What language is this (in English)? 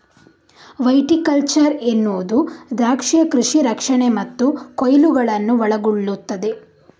Kannada